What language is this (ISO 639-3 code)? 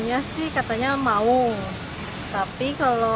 ind